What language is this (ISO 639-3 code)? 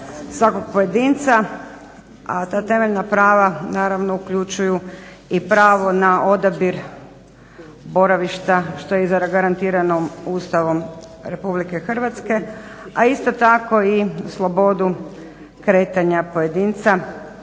hrv